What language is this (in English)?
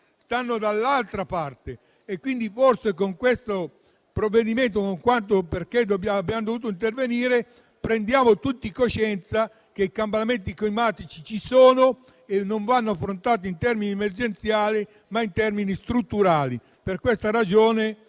Italian